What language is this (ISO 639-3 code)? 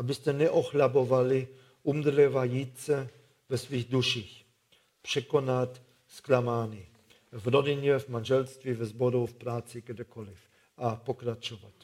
ces